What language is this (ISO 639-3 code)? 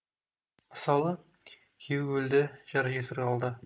kaz